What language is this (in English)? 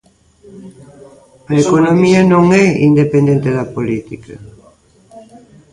Galician